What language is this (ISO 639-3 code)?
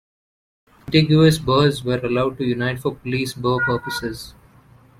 eng